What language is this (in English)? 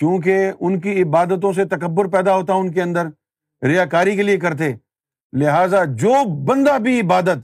Urdu